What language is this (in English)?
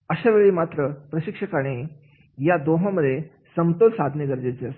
Marathi